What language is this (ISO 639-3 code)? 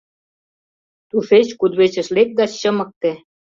chm